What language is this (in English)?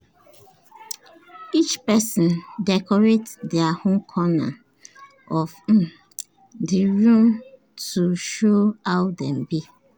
Nigerian Pidgin